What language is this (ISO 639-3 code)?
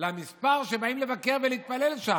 heb